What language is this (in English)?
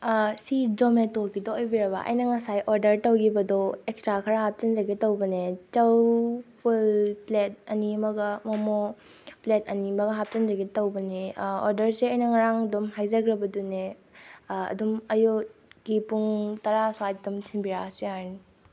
Manipuri